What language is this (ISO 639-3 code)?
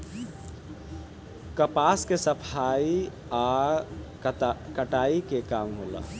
bho